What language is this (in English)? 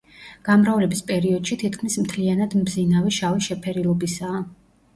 Georgian